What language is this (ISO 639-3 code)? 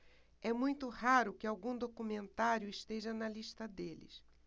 por